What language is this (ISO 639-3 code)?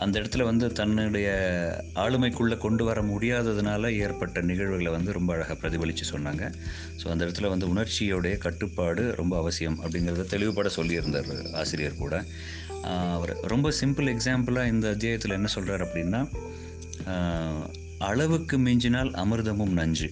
tam